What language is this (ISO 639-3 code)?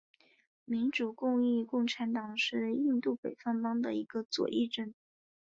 zho